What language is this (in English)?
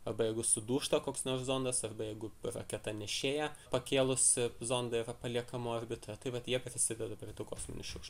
Lithuanian